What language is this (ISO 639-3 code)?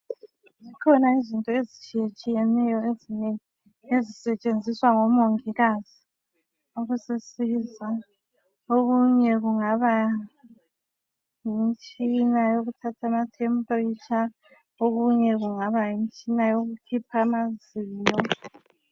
nde